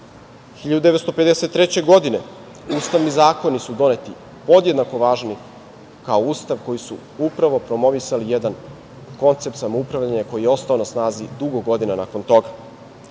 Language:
Serbian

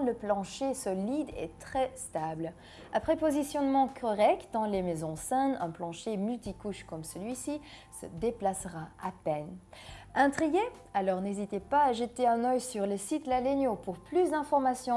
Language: French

